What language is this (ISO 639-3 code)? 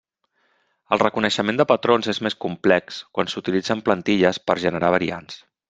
cat